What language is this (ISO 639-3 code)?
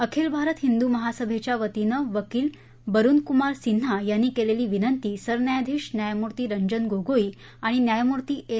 mar